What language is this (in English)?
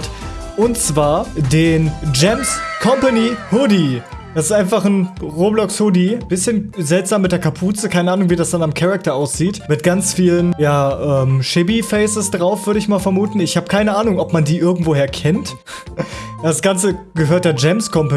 German